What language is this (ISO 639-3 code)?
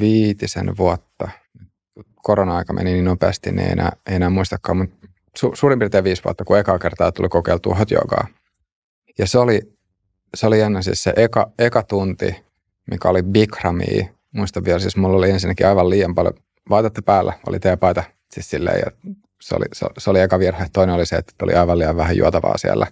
fin